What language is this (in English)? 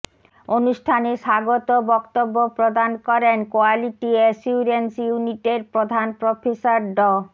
Bangla